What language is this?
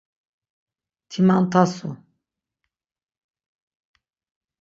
Laz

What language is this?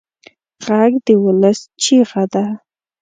Pashto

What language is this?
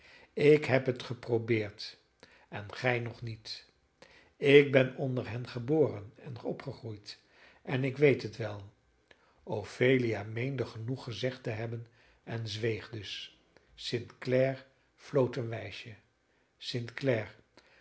Dutch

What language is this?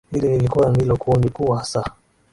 Swahili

